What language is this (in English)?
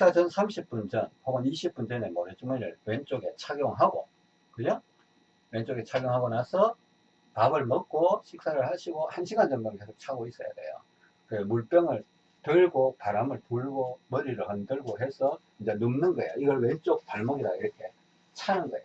Korean